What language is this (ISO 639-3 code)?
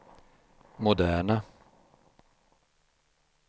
swe